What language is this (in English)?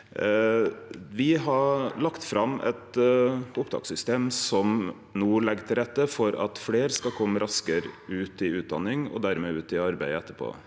Norwegian